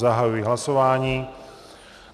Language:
Czech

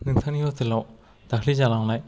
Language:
Bodo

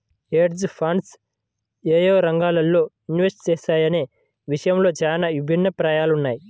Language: Telugu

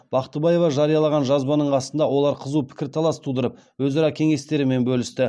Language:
Kazakh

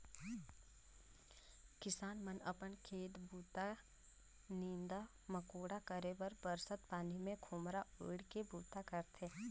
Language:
Chhattisgarhi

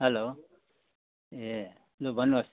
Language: Nepali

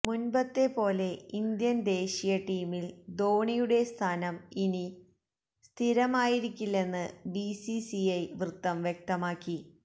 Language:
Malayalam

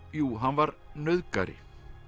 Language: Icelandic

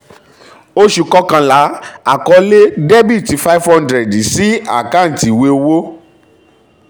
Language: Yoruba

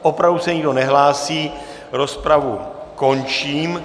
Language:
Czech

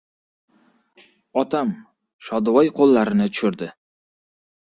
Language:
Uzbek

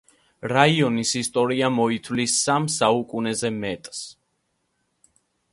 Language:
Georgian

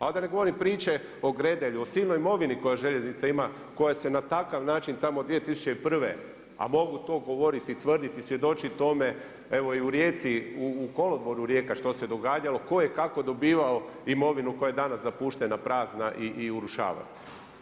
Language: Croatian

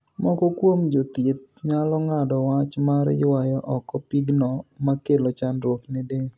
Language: Luo (Kenya and Tanzania)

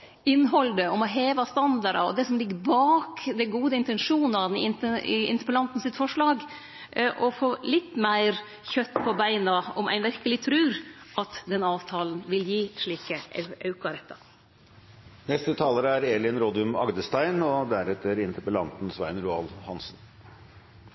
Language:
Norwegian Nynorsk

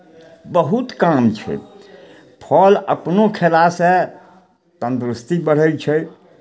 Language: Maithili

